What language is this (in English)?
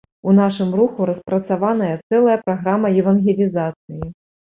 Belarusian